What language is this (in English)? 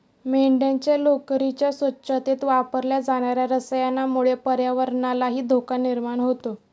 Marathi